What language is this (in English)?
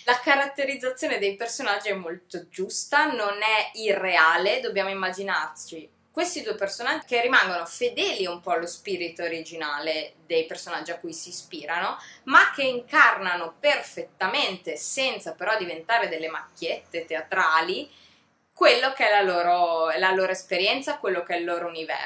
Italian